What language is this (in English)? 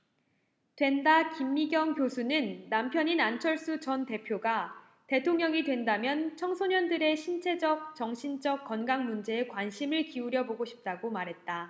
Korean